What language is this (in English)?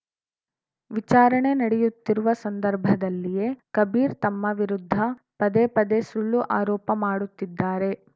Kannada